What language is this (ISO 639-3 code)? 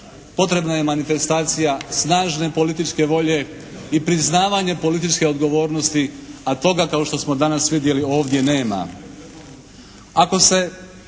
hrv